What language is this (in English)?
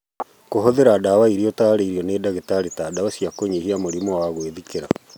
Kikuyu